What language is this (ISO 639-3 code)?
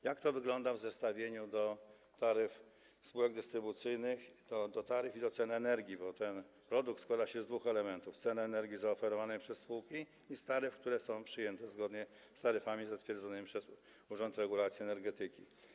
pol